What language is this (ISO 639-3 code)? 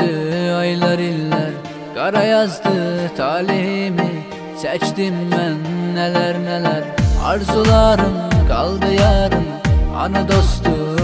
tur